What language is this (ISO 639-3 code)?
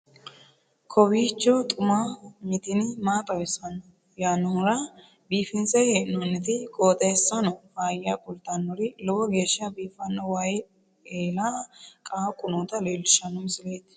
sid